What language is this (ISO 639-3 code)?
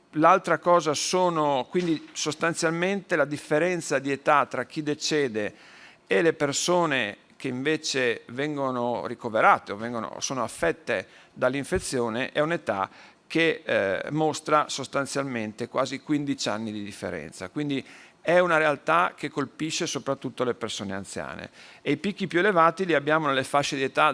ita